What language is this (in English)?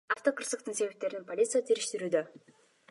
Kyrgyz